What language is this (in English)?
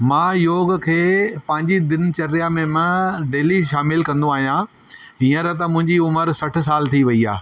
Sindhi